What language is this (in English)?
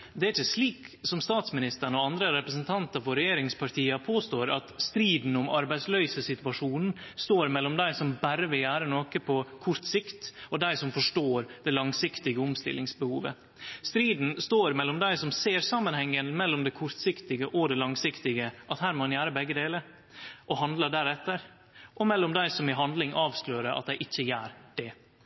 Norwegian Nynorsk